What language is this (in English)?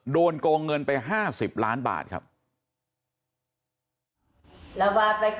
Thai